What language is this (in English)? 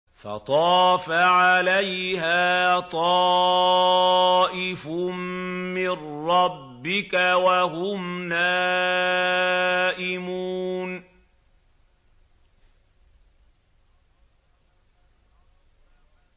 Arabic